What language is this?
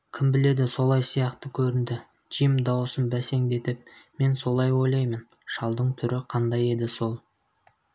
Kazakh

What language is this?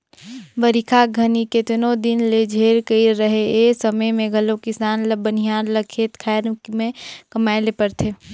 Chhattisgarhi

